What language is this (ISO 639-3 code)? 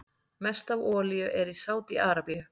isl